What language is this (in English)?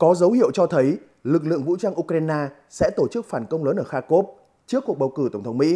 Vietnamese